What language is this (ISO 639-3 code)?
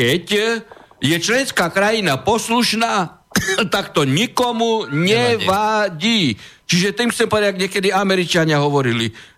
slk